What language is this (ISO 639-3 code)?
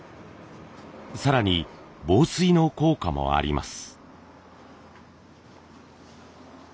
jpn